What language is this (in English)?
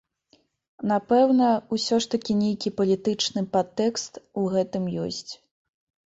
Belarusian